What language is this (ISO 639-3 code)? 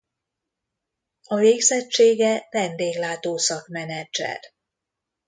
hun